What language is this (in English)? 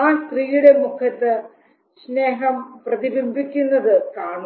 Malayalam